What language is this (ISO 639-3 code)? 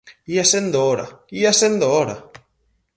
glg